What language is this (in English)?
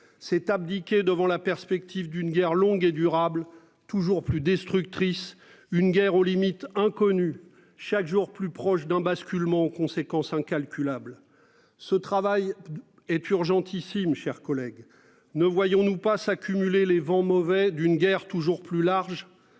French